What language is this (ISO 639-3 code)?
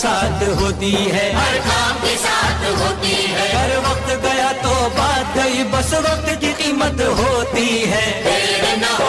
hin